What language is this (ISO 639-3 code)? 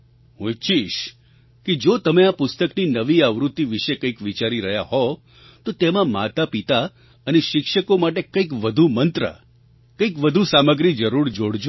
guj